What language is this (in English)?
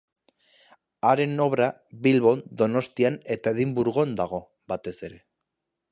Basque